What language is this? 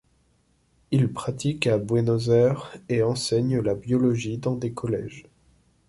French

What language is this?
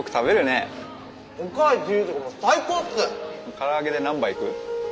Japanese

